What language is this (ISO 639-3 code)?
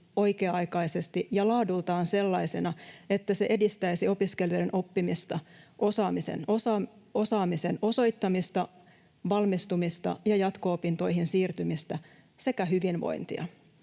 fin